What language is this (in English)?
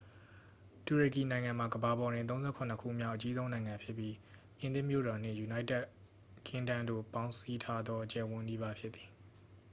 Burmese